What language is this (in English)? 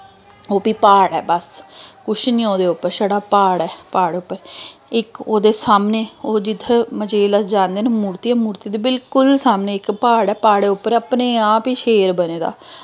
Dogri